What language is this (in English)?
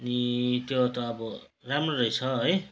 Nepali